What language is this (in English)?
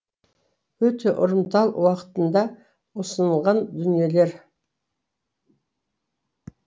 Kazakh